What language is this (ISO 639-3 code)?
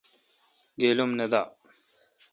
xka